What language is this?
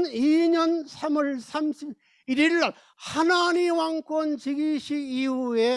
Korean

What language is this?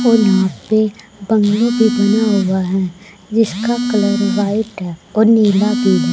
Hindi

